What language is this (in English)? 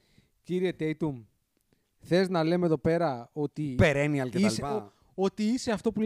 Greek